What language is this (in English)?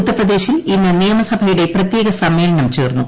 Malayalam